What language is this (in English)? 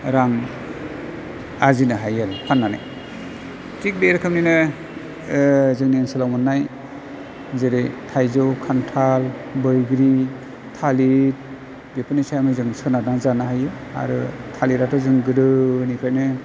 Bodo